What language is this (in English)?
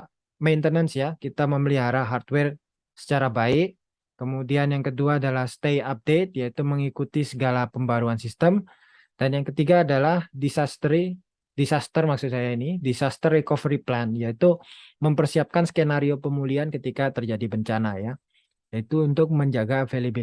Indonesian